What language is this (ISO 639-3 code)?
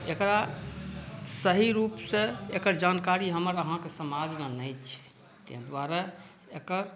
mai